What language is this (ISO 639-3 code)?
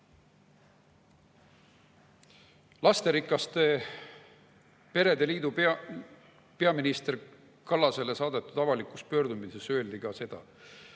est